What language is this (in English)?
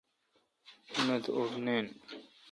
Kalkoti